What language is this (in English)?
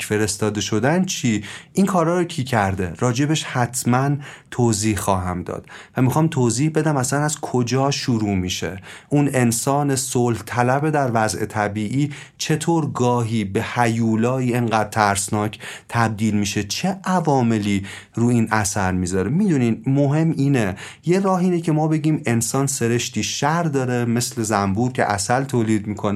Persian